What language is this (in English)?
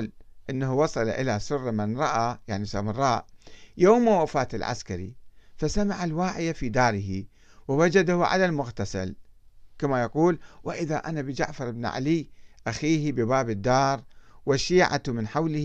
Arabic